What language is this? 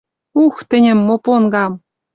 Western Mari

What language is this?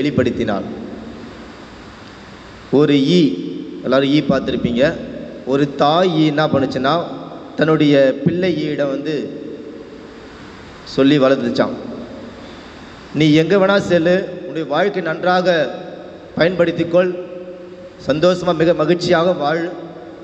Hindi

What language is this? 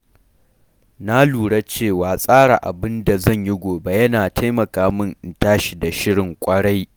Hausa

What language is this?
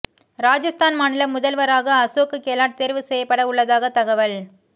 Tamil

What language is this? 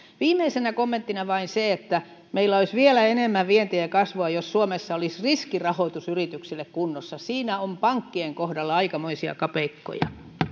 Finnish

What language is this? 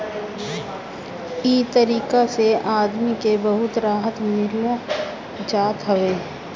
Bhojpuri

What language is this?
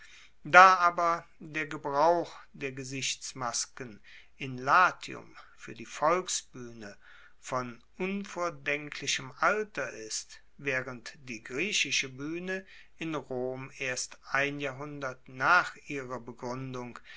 German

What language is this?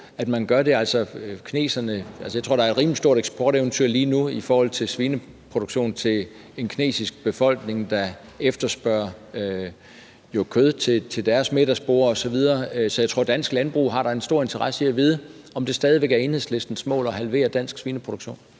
Danish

